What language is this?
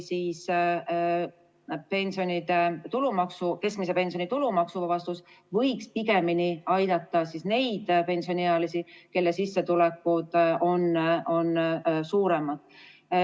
Estonian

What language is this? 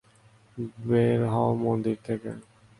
Bangla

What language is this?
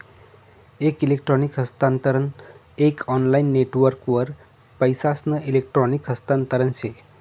Marathi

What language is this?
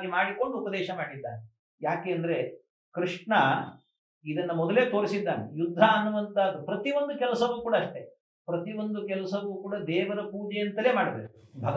Arabic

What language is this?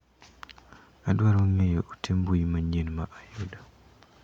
Luo (Kenya and Tanzania)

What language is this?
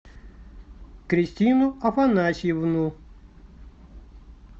Russian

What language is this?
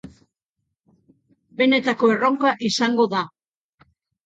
Basque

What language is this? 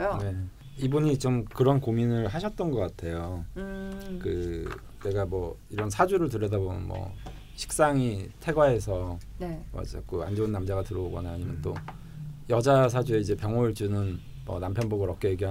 Korean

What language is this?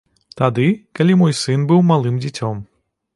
Belarusian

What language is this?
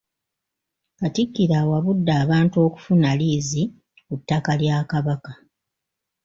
Ganda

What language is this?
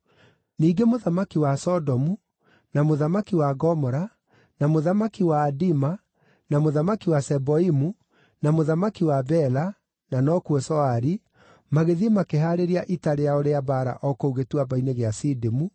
Kikuyu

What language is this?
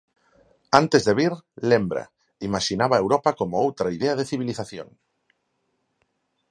Galician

